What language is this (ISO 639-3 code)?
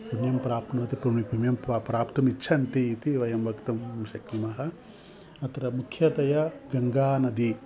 san